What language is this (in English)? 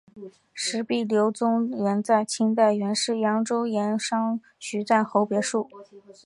Chinese